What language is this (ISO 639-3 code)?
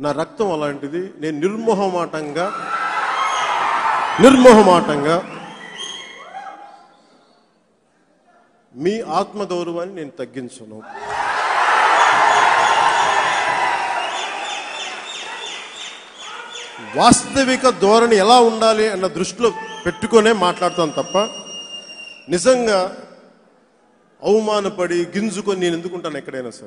tur